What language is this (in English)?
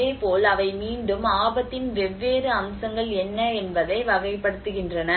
Tamil